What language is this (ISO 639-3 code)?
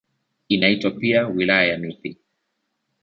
swa